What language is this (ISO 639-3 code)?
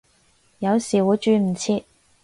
yue